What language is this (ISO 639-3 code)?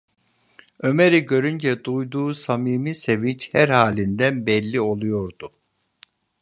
tur